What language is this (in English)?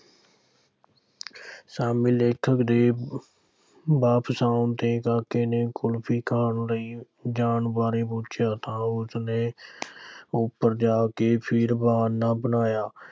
Punjabi